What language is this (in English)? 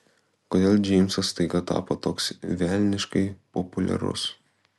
Lithuanian